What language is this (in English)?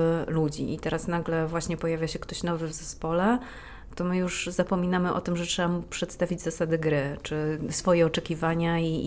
Polish